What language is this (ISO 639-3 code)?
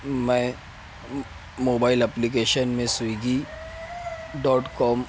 urd